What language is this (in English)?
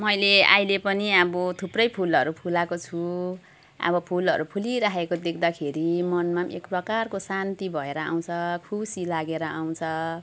Nepali